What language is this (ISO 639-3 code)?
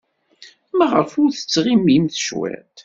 kab